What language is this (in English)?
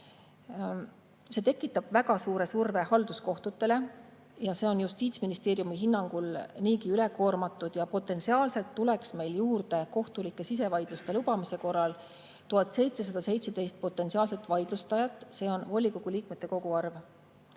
Estonian